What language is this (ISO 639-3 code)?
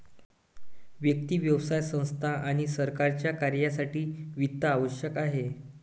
mar